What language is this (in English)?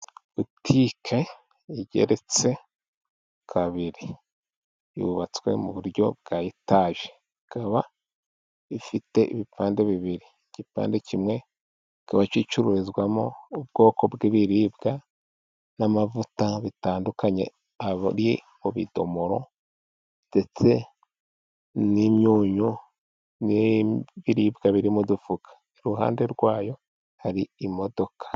Kinyarwanda